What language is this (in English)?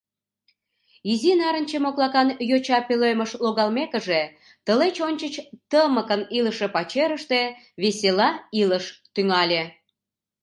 Mari